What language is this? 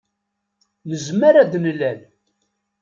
Kabyle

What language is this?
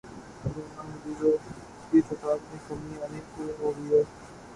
Urdu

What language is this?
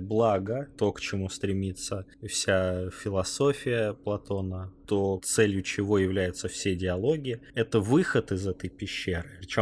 Russian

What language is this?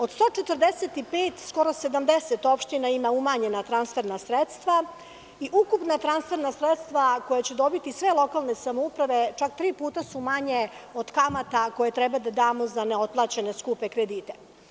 Serbian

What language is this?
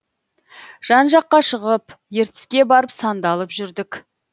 Kazakh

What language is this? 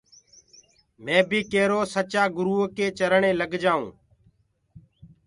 Gurgula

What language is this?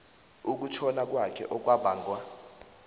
South Ndebele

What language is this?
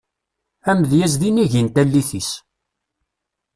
Kabyle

